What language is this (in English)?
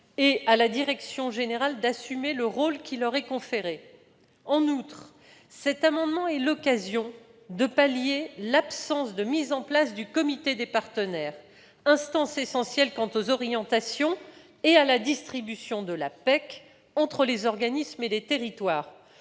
French